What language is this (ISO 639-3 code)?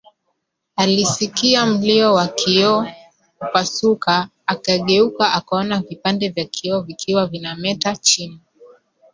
swa